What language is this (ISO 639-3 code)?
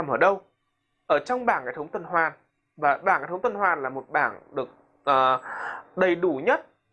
vie